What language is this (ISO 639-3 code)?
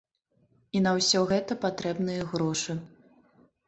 bel